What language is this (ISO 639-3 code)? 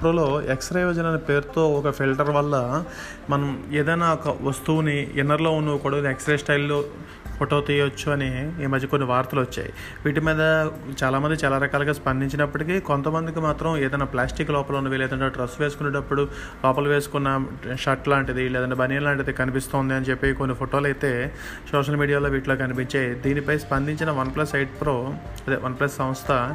tel